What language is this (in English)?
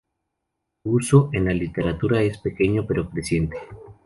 Spanish